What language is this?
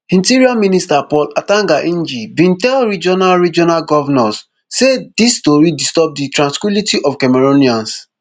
Nigerian Pidgin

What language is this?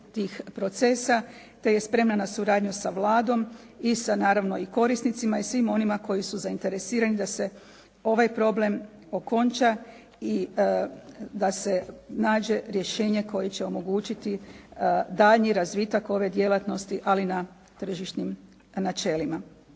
Croatian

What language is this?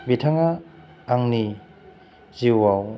Bodo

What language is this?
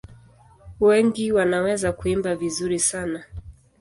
Swahili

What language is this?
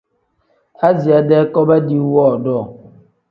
Tem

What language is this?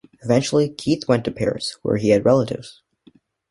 English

